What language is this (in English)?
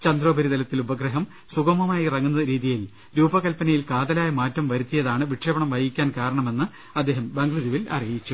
Malayalam